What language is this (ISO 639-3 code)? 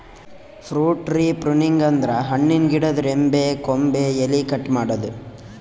kan